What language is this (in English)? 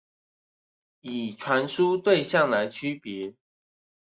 Chinese